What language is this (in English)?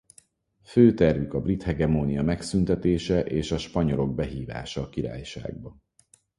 Hungarian